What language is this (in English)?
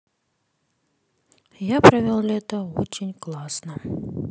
Russian